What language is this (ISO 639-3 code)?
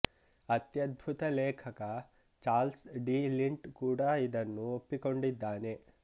kan